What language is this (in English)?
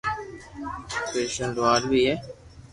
Loarki